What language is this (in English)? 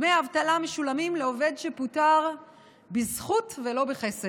Hebrew